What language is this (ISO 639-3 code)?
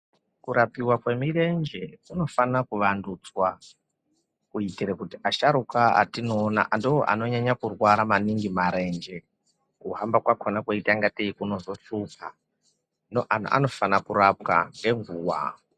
ndc